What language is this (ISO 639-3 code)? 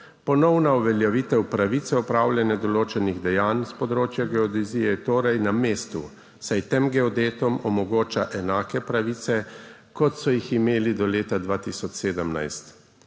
slv